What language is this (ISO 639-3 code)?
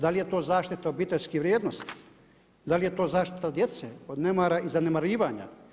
hrv